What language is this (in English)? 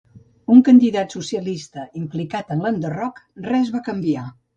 Catalan